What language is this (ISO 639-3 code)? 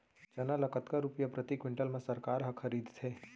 hne